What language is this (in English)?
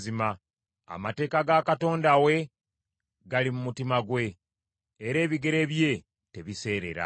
Ganda